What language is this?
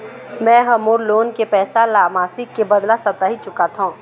Chhattisgarhi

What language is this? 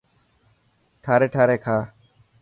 Dhatki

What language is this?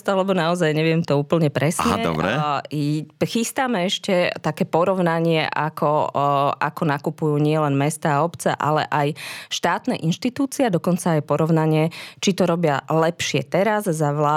Slovak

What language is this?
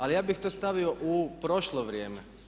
Croatian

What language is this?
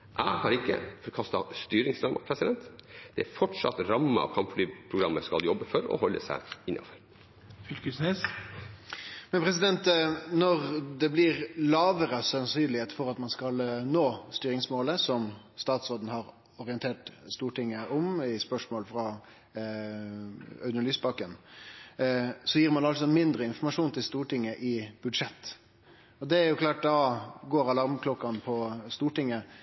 Norwegian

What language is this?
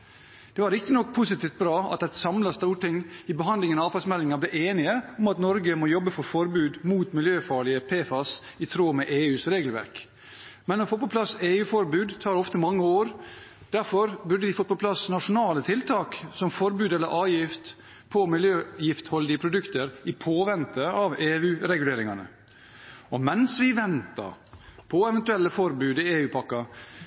Norwegian Bokmål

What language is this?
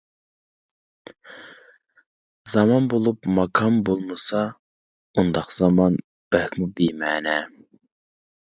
Uyghur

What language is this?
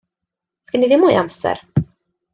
Welsh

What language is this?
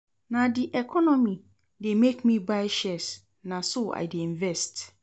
Nigerian Pidgin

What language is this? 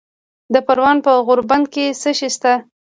Pashto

